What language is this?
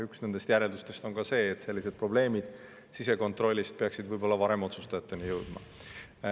Estonian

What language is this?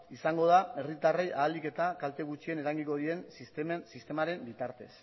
Basque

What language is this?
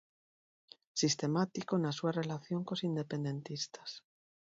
Galician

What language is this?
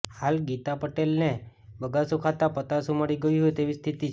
Gujarati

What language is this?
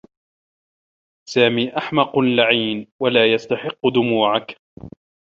Arabic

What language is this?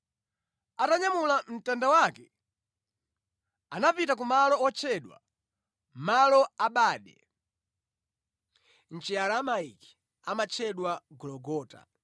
Nyanja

